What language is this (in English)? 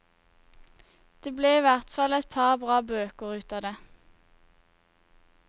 Norwegian